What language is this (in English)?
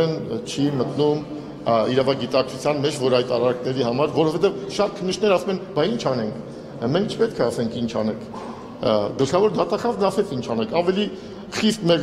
Turkish